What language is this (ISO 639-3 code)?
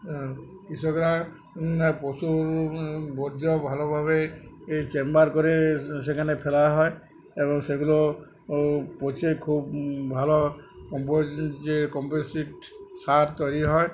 ben